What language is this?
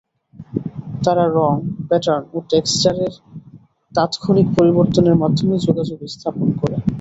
Bangla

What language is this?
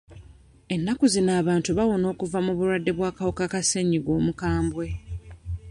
Ganda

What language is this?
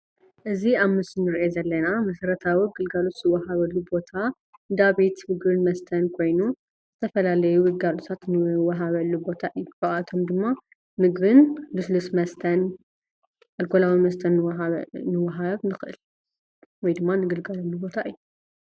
Tigrinya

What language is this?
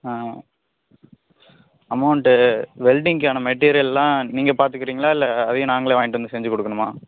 Tamil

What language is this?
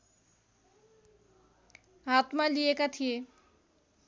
Nepali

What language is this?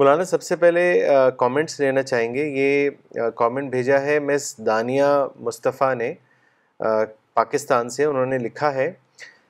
Urdu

